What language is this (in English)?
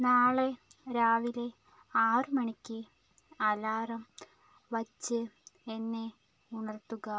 Malayalam